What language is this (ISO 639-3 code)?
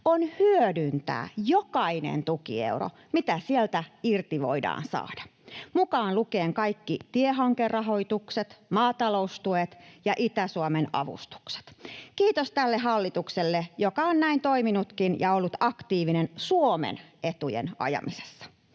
fin